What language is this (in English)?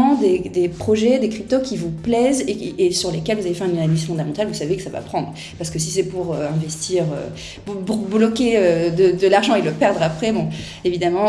French